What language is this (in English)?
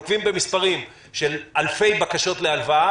Hebrew